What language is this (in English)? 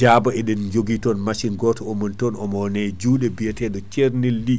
Fula